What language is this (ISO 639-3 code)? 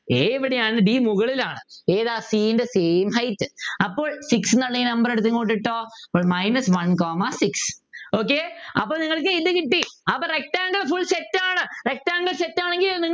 mal